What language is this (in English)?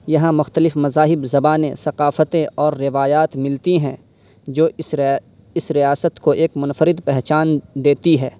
Urdu